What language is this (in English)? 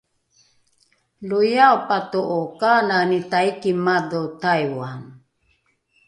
Rukai